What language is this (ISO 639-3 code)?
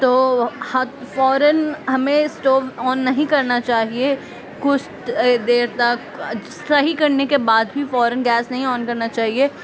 urd